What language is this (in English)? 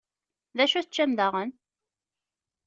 Kabyle